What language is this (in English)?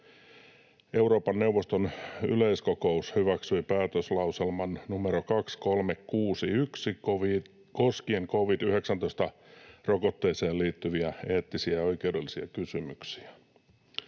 Finnish